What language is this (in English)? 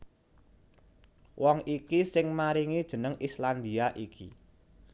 Javanese